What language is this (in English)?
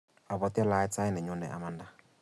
Kalenjin